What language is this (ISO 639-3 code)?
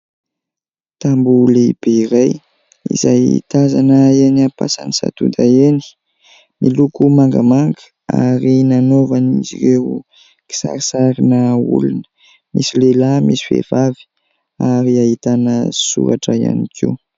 mlg